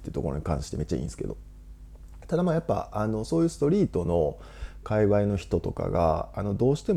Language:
Japanese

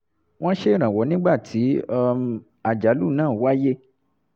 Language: Yoruba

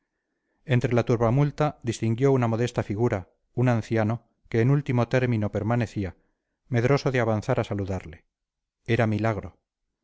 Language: Spanish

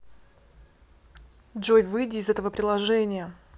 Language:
Russian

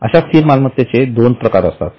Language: Marathi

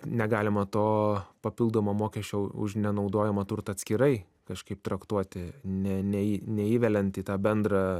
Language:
Lithuanian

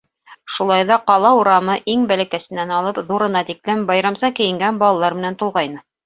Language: Bashkir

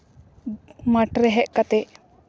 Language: Santali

